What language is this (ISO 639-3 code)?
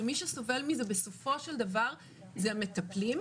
heb